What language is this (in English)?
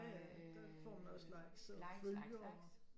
Danish